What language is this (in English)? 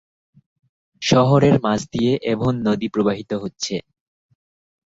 Bangla